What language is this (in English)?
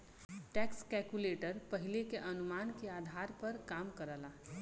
Bhojpuri